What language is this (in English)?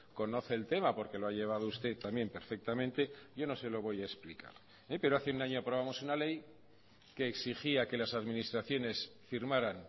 Spanish